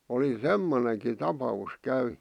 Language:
Finnish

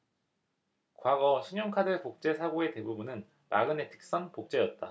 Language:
Korean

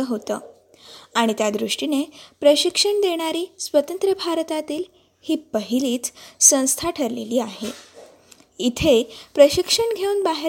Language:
Marathi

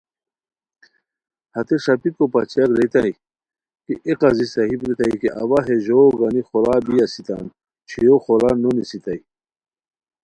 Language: Khowar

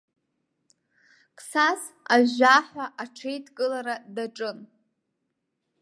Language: Abkhazian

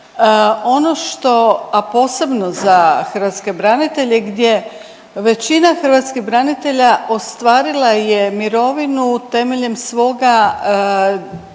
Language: Croatian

